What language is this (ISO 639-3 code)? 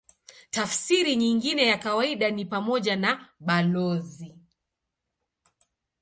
swa